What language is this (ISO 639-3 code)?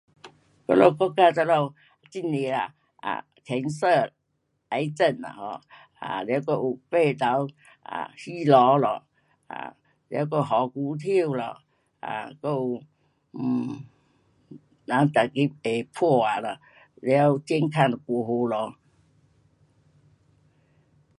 cpx